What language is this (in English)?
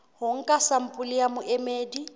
Southern Sotho